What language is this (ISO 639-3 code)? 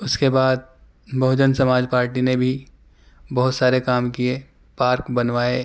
urd